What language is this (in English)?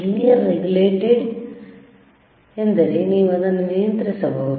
Kannada